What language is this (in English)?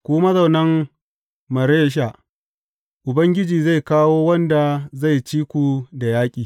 Hausa